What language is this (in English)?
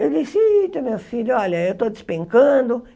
Portuguese